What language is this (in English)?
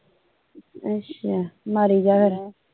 Punjabi